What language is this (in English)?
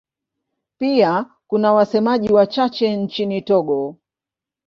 Swahili